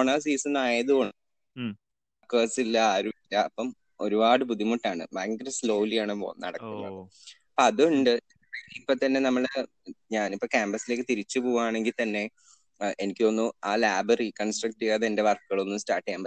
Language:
Malayalam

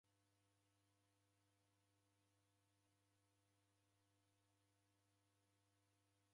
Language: Taita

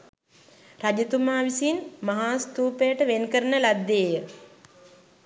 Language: Sinhala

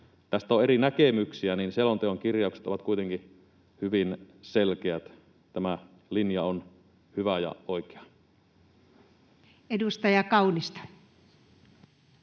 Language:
Finnish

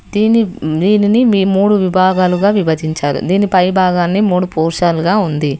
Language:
Telugu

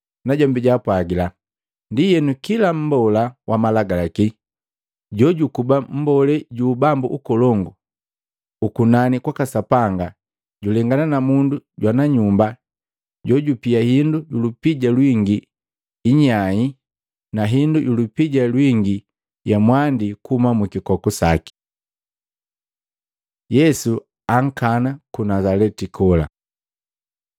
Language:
Matengo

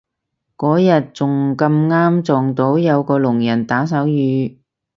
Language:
Cantonese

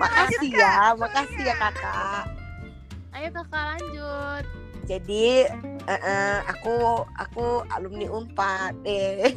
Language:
Indonesian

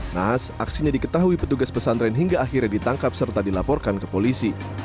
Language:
Indonesian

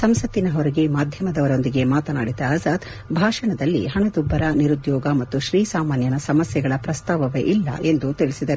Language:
Kannada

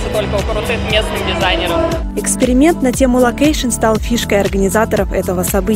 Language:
Russian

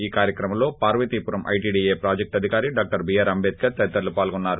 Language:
Telugu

